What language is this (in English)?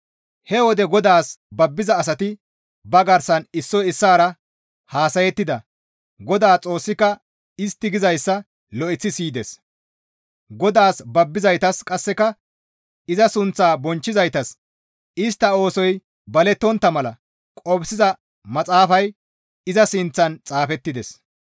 Gamo